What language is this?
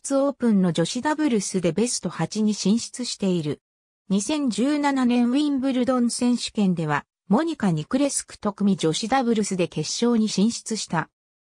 Japanese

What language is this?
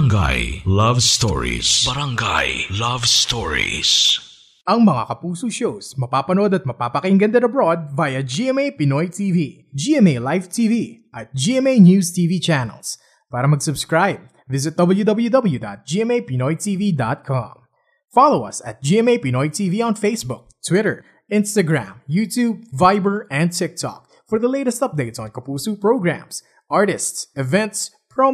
Filipino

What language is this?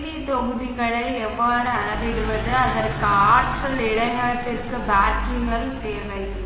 Tamil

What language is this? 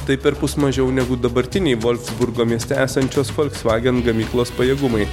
Lithuanian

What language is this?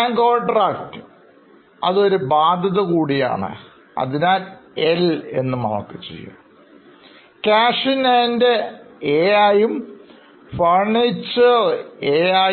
Malayalam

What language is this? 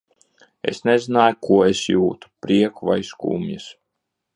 Latvian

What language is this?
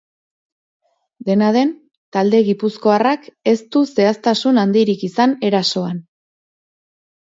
Basque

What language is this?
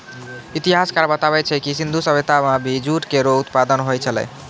Maithili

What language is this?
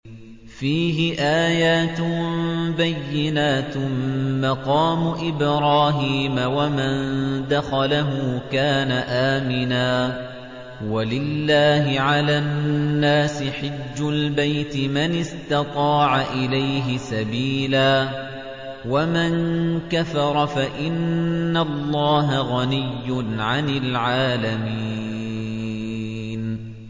Arabic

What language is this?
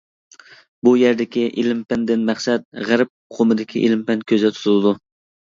Uyghur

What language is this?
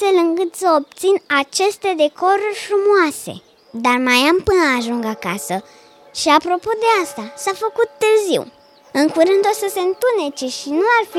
Romanian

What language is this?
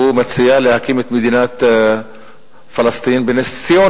Hebrew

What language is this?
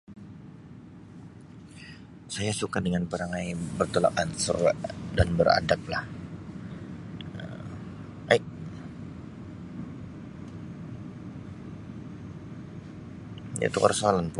Sabah Malay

